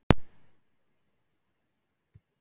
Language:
Icelandic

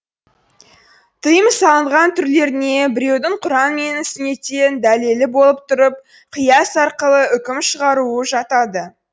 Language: Kazakh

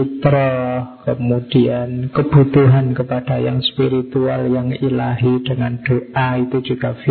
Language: Indonesian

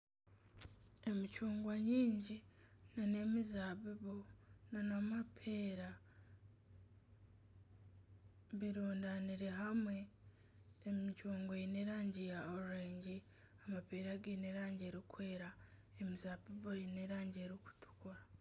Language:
Nyankole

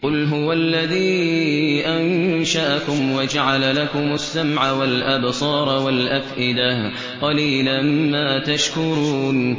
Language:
Arabic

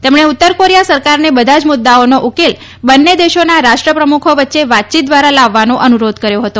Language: Gujarati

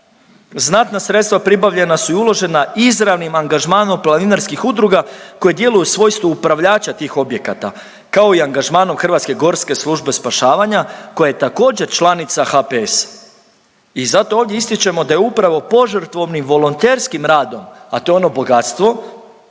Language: Croatian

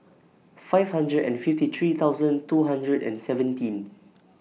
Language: English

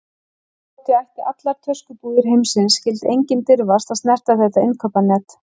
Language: Icelandic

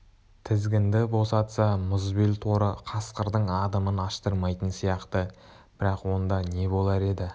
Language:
Kazakh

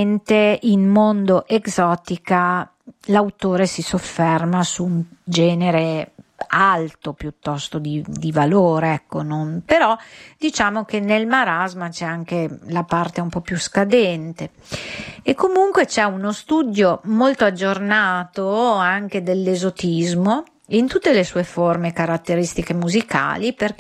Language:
Italian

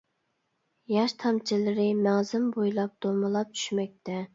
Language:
Uyghur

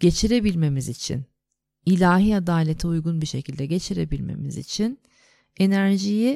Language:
Turkish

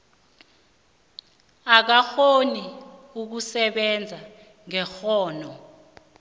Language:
South Ndebele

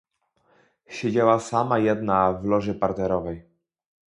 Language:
Polish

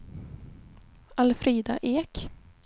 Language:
Swedish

